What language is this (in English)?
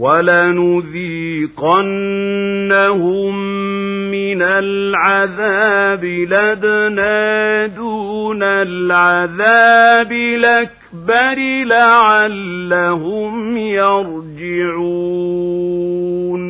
Arabic